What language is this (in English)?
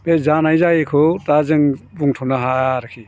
Bodo